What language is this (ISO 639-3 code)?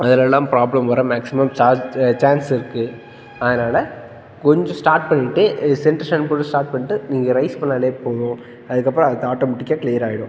tam